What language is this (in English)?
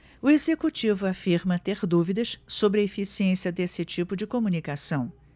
Portuguese